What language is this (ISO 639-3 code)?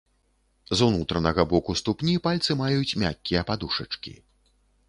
bel